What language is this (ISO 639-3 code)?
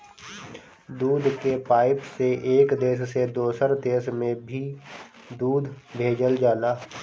bho